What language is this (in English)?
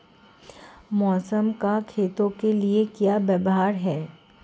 Hindi